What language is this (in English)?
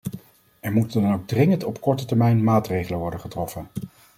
Dutch